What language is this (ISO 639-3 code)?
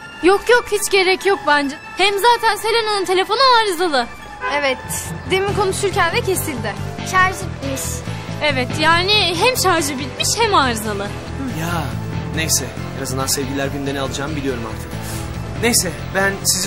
tur